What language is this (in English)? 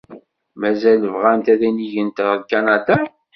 Kabyle